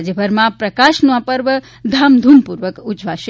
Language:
Gujarati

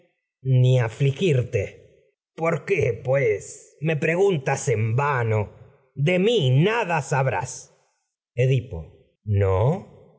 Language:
Spanish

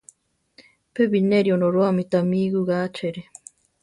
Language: Central Tarahumara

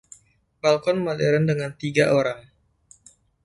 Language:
Indonesian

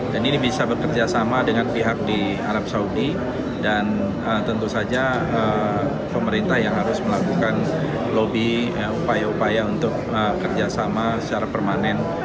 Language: Indonesian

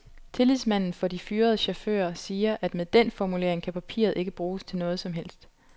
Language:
Danish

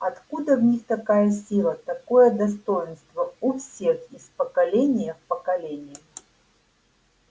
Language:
Russian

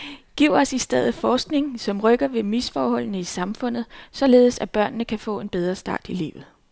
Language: Danish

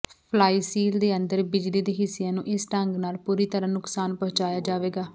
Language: Punjabi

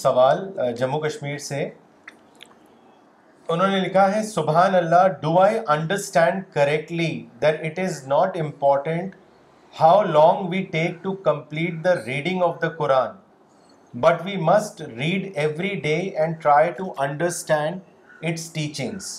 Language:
Urdu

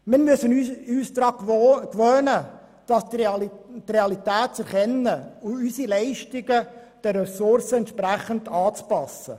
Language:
Swiss German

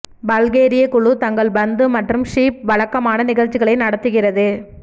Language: Tamil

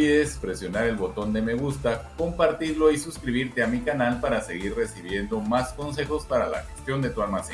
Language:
Spanish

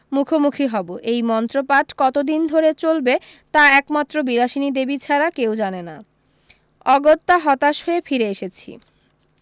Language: Bangla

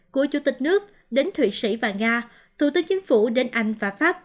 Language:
Vietnamese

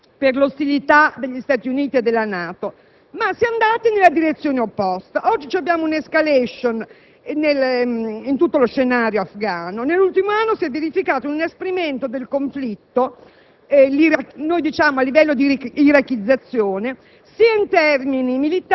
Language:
Italian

